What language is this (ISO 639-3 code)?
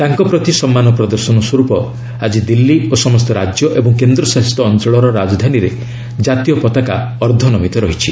ori